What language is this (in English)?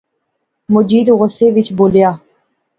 Pahari-Potwari